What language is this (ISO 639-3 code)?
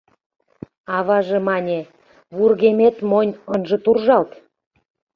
chm